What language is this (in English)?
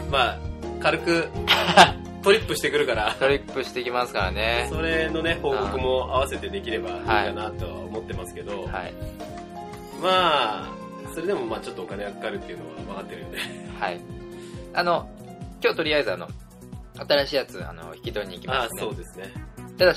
Japanese